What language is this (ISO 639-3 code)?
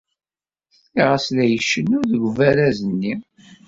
kab